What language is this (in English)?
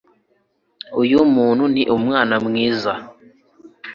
Kinyarwanda